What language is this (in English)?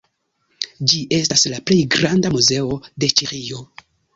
Esperanto